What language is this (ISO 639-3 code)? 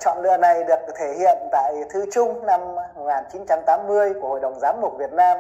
vie